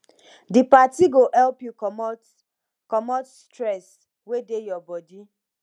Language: Nigerian Pidgin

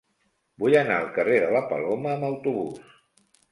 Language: Catalan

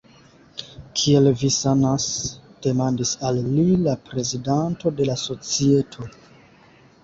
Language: Esperanto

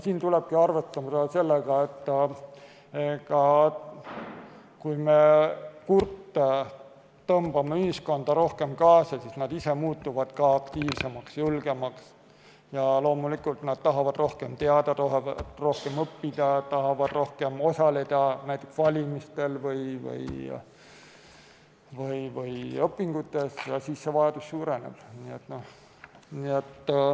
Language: Estonian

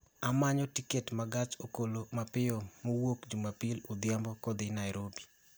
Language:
Luo (Kenya and Tanzania)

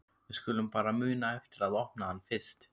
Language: Icelandic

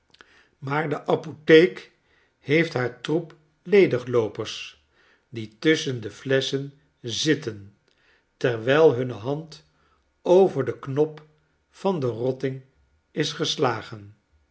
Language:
Dutch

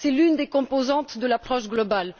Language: French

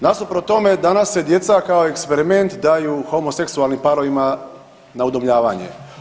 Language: Croatian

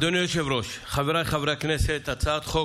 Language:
Hebrew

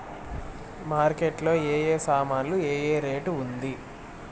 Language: Telugu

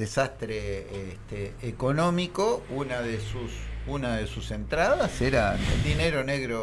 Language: Spanish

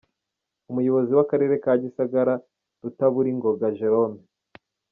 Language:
Kinyarwanda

